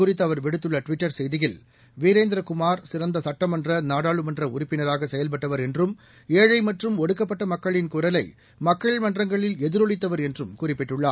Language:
Tamil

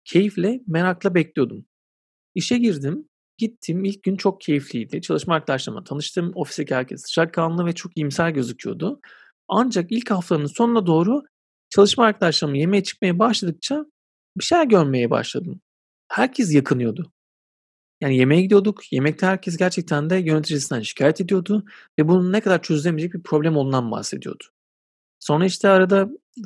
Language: Turkish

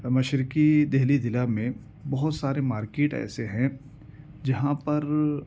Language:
Urdu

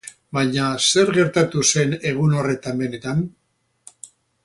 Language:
Basque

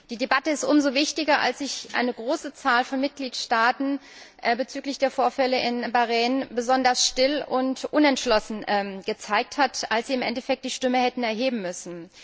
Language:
German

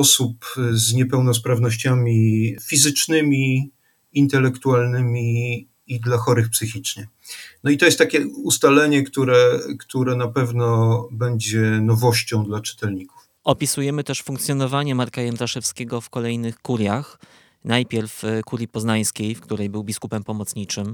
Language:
Polish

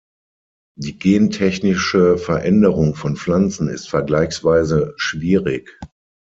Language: German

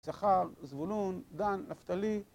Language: Hebrew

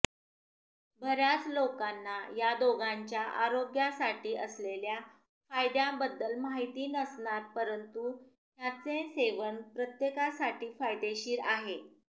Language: Marathi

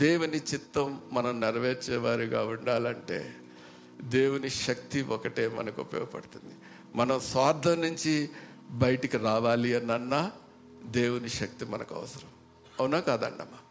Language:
Telugu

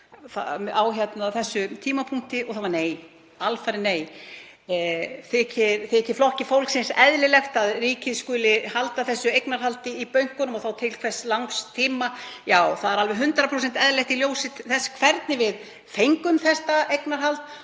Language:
Icelandic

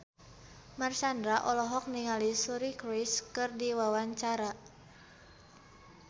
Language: Sundanese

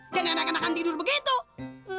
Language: Indonesian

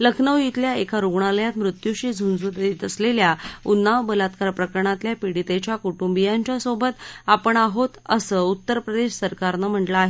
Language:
Marathi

